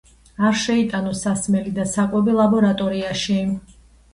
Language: Georgian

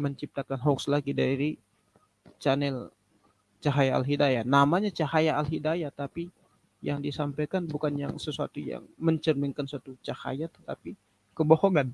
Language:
Indonesian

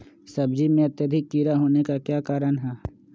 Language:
Magahi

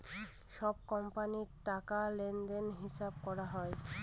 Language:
Bangla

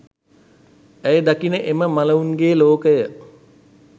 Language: Sinhala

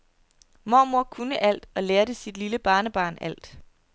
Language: Danish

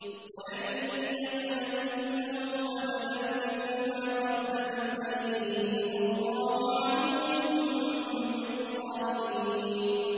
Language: Arabic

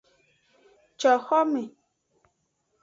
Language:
Aja (Benin)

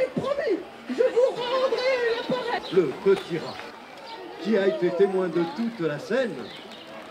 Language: French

